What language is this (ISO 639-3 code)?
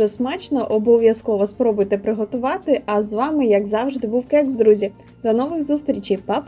ukr